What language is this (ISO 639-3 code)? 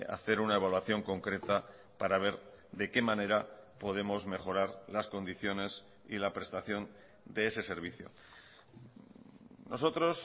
spa